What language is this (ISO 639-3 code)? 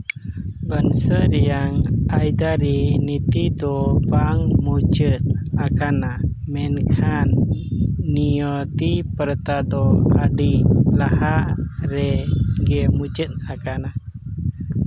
sat